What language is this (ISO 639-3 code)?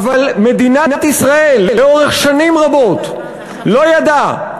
heb